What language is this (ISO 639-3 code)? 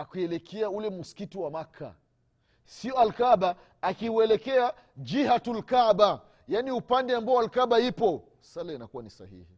swa